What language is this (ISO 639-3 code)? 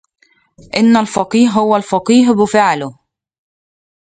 ara